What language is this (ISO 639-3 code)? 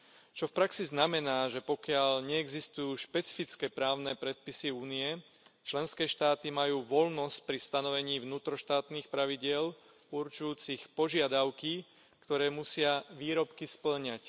slk